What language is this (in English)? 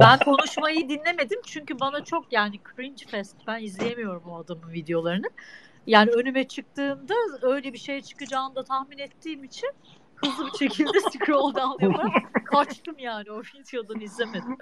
Turkish